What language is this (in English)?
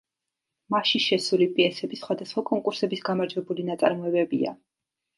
Georgian